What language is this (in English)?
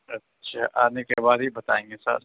Urdu